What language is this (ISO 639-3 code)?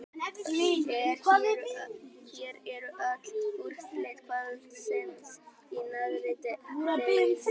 isl